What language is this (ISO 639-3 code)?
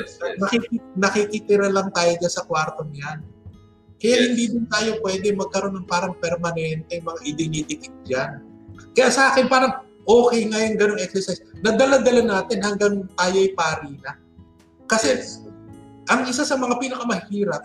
fil